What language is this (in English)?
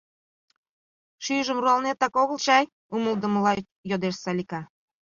Mari